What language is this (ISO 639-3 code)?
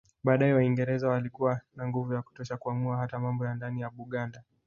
swa